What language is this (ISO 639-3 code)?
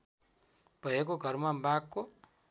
nep